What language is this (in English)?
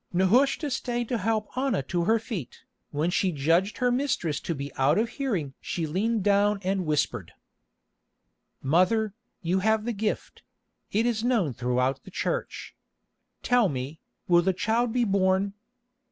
English